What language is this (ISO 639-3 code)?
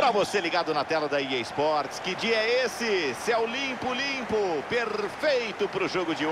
por